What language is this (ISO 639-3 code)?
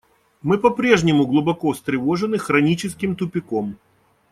rus